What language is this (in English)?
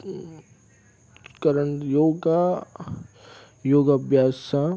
Sindhi